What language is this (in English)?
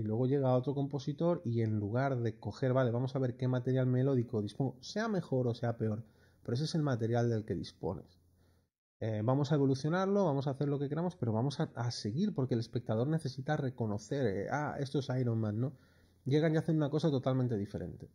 Spanish